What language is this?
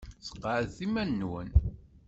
Kabyle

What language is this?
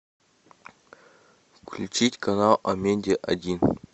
Russian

